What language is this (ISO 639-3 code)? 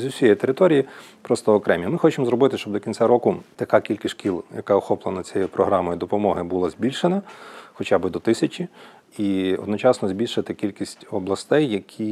ukr